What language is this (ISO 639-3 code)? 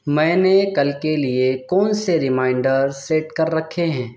urd